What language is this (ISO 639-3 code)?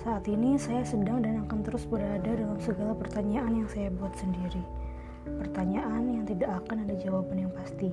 ind